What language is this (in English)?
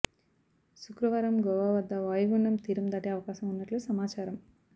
Telugu